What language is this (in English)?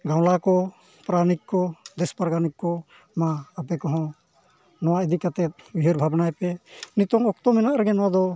Santali